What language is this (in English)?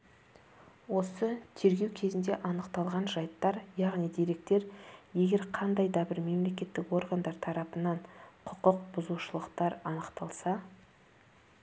Kazakh